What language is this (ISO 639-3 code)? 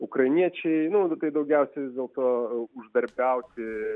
lit